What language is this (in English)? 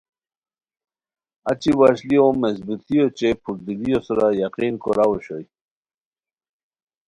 Khowar